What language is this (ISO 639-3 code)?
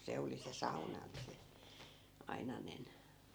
fin